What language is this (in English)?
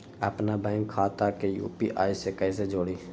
Magahi